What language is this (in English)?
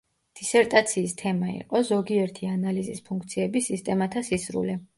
Georgian